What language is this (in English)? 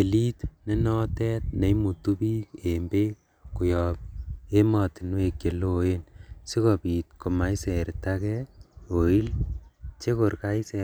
Kalenjin